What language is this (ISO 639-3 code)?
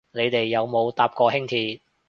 yue